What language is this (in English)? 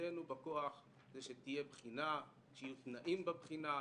Hebrew